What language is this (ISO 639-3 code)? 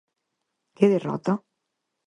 glg